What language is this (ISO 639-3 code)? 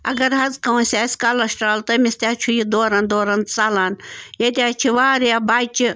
kas